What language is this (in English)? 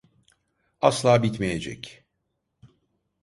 Turkish